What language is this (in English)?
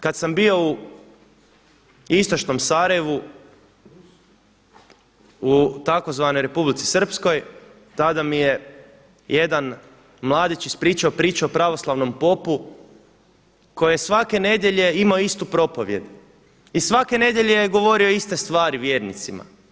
Croatian